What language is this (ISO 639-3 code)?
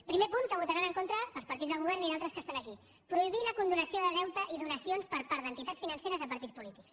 cat